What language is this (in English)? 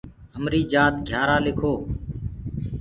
Gurgula